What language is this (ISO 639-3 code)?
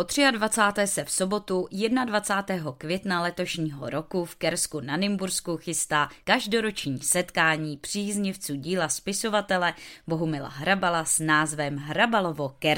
ces